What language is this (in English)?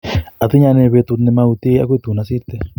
Kalenjin